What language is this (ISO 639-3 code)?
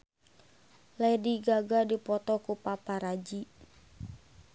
sun